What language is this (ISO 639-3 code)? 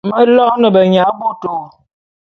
bum